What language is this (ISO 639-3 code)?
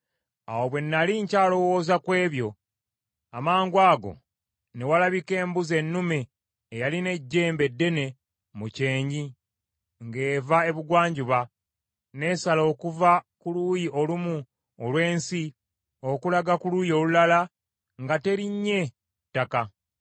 lug